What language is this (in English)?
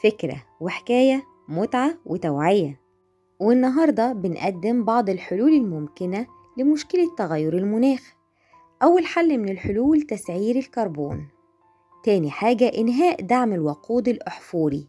Arabic